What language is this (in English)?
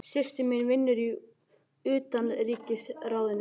Icelandic